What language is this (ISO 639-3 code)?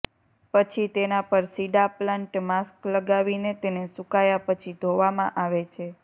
guj